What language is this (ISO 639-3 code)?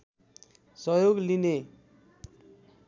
nep